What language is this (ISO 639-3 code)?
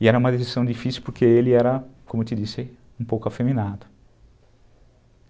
por